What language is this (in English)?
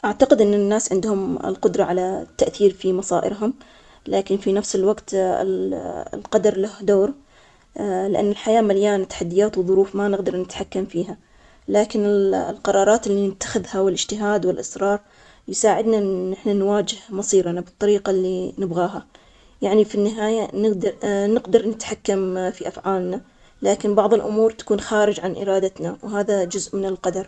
Omani Arabic